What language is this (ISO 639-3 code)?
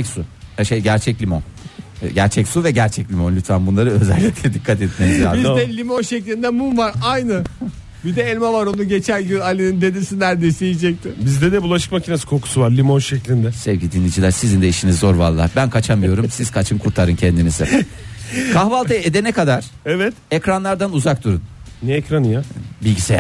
tur